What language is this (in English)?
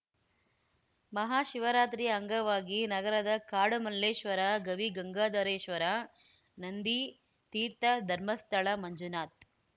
Kannada